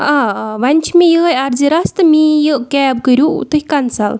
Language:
Kashmiri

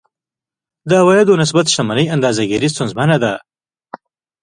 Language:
Pashto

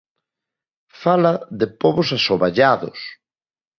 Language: Galician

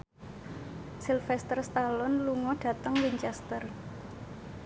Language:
Javanese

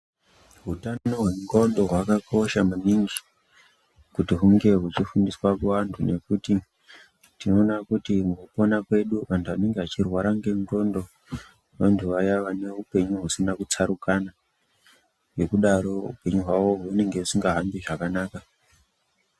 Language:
Ndau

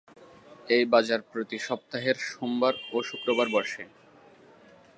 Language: Bangla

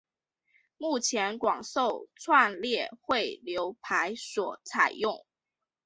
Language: Chinese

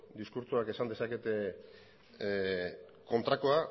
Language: Basque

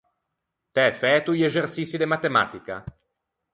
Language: Ligurian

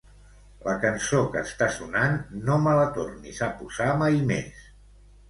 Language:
Catalan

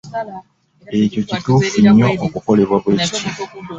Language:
Ganda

